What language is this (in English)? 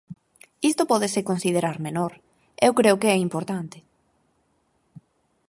Galician